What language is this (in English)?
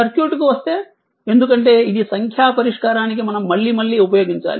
Telugu